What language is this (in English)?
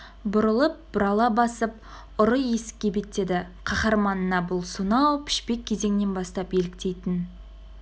Kazakh